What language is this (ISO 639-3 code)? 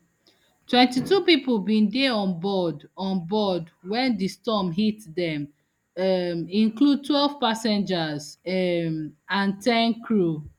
pcm